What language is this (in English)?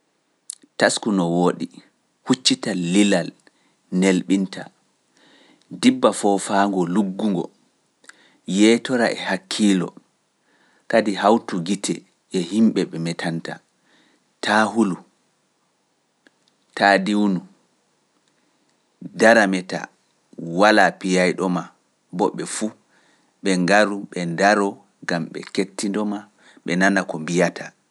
Pular